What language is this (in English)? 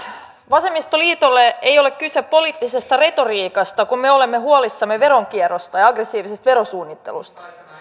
Finnish